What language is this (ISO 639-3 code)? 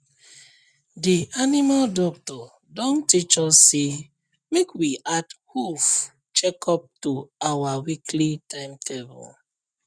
pcm